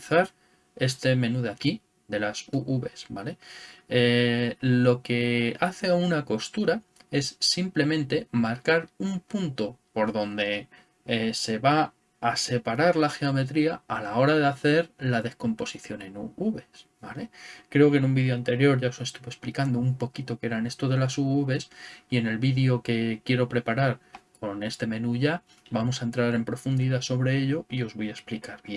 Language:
Spanish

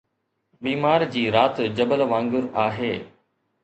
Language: Sindhi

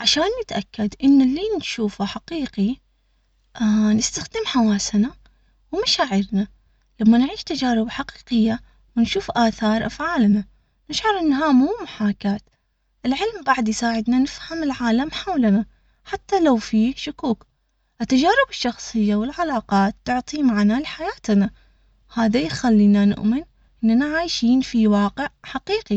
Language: Omani Arabic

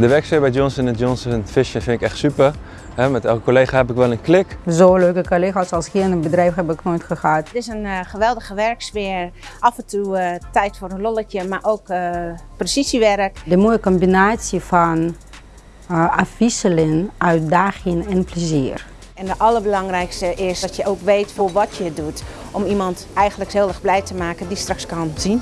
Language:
Dutch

